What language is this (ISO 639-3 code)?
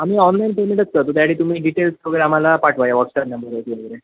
mar